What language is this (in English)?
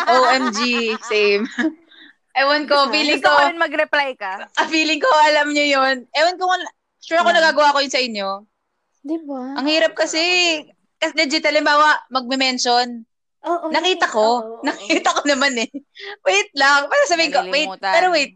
Filipino